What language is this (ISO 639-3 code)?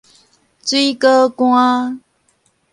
nan